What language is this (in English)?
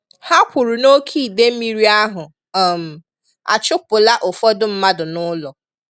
Igbo